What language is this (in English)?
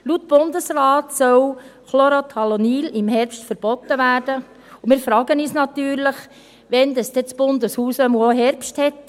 Swiss German